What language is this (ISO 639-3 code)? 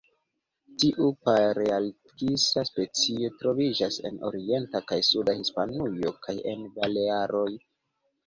epo